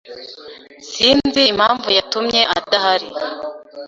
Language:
Kinyarwanda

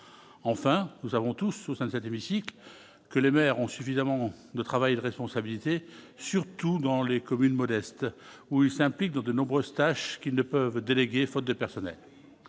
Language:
French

